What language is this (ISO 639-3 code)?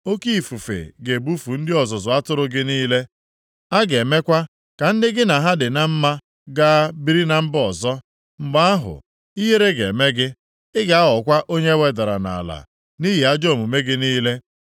ibo